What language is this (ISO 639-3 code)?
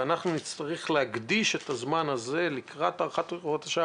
heb